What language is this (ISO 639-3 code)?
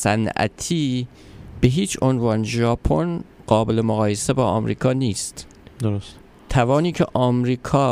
fas